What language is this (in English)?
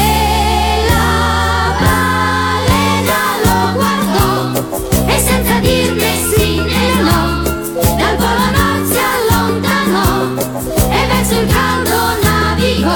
Italian